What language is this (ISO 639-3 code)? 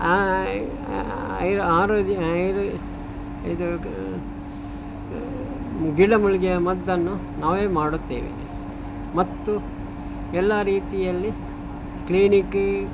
kan